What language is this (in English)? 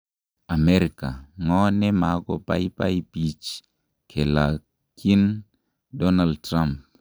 Kalenjin